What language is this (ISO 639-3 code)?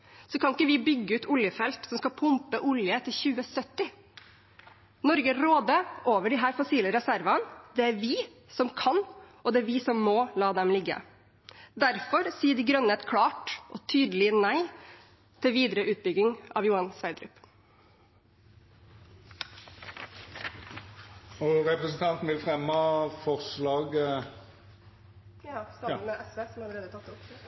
nor